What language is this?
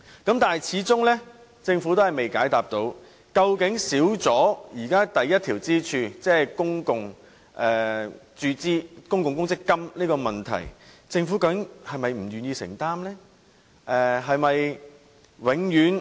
Cantonese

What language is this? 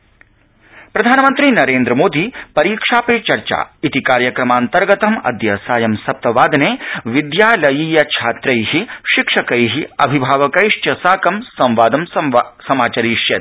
Sanskrit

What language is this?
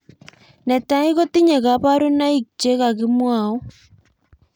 Kalenjin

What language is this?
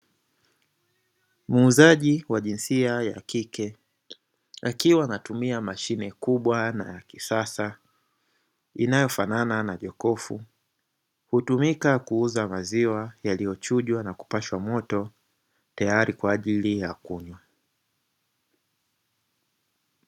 Swahili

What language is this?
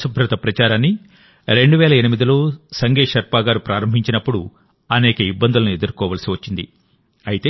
Telugu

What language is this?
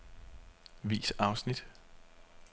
Danish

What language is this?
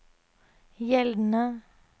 Norwegian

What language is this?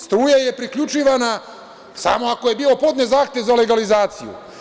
Serbian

